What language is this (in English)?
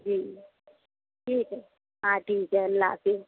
Urdu